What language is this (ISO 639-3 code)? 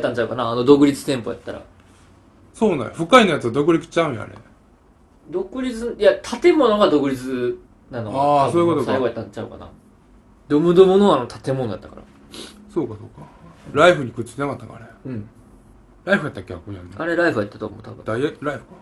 jpn